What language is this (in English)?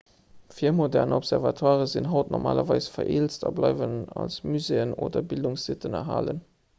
Luxembourgish